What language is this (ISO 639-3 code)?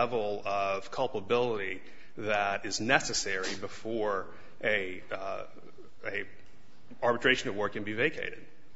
eng